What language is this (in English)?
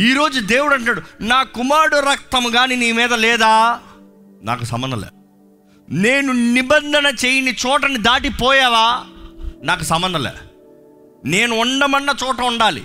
Telugu